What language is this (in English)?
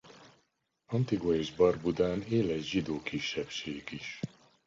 Hungarian